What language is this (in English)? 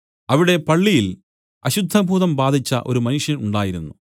Malayalam